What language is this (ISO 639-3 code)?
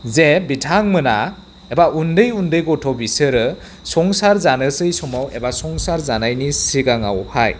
brx